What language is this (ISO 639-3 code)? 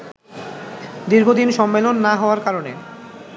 ben